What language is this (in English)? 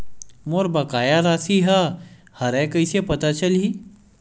Chhattisgarhi